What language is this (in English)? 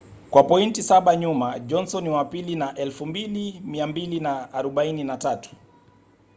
Swahili